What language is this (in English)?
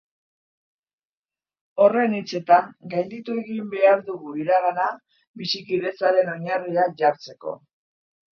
Basque